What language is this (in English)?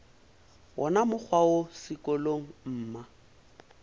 Northern Sotho